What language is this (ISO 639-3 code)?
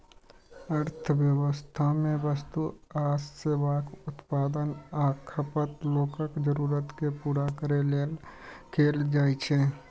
mai